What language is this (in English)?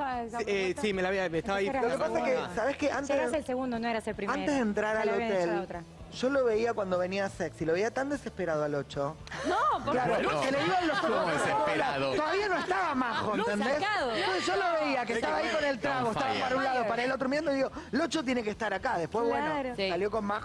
Spanish